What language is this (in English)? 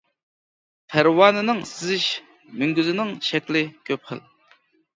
Uyghur